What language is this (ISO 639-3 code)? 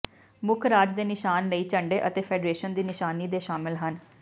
pan